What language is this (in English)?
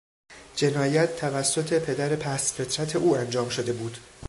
Persian